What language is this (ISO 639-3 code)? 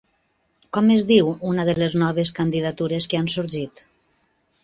cat